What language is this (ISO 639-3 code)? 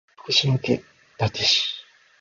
jpn